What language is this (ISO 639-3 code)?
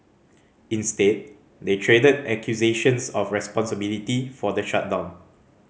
eng